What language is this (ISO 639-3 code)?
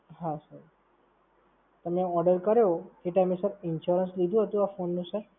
guj